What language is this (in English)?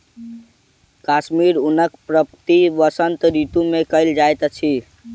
Maithili